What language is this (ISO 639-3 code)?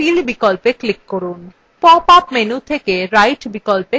ben